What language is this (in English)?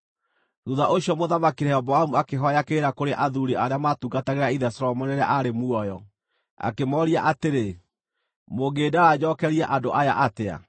Kikuyu